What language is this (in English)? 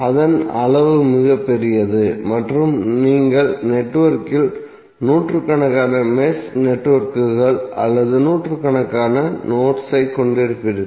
Tamil